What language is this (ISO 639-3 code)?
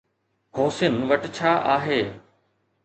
snd